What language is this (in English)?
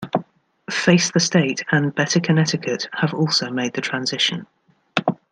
English